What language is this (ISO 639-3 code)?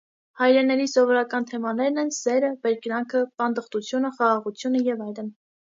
hye